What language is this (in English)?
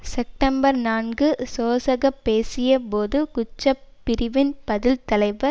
Tamil